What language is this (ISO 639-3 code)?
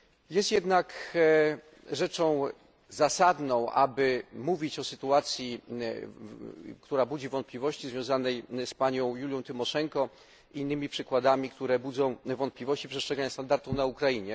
pol